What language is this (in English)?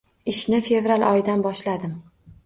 Uzbek